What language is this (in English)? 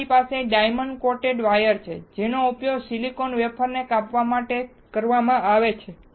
Gujarati